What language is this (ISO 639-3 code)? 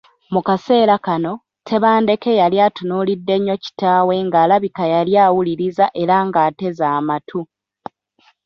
lug